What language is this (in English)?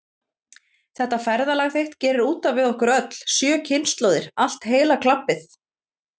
Icelandic